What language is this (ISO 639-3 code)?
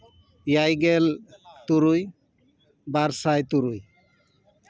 sat